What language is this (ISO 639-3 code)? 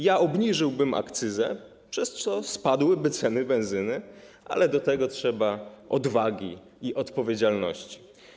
pol